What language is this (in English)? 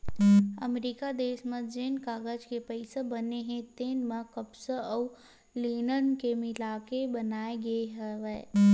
Chhattisgarhi